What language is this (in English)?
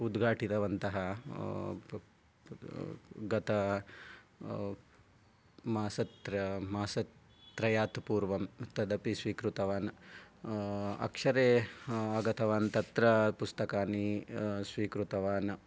Sanskrit